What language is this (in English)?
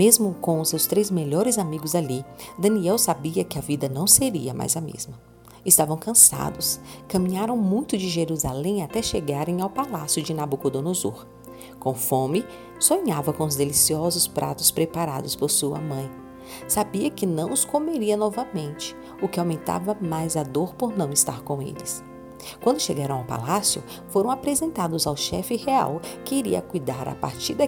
Portuguese